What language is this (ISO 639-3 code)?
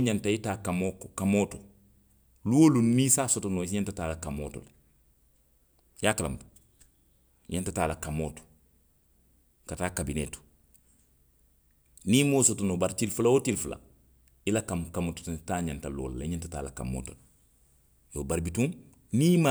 mlq